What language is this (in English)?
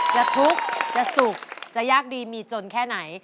Thai